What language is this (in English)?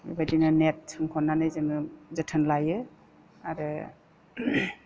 Bodo